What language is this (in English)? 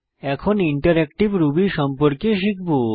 Bangla